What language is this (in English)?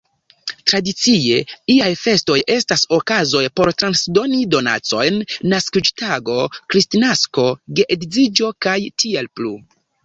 Esperanto